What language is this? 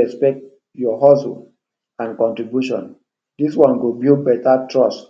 Nigerian Pidgin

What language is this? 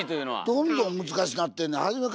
Japanese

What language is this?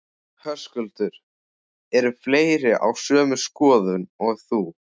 Icelandic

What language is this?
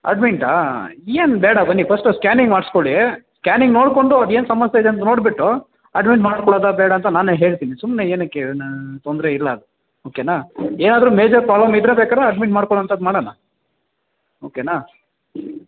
Kannada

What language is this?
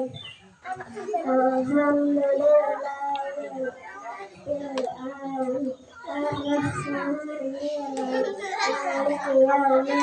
Indonesian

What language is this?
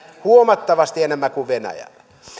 Finnish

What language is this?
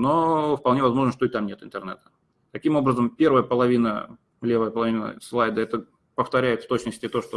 Russian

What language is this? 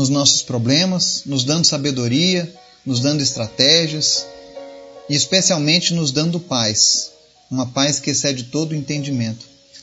Portuguese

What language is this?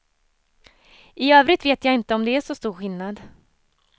Swedish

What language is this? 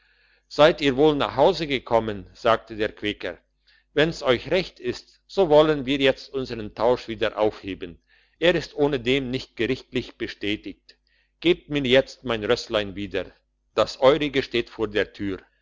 German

